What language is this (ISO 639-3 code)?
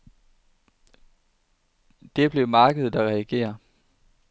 dan